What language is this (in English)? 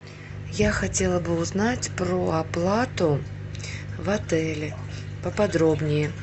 Russian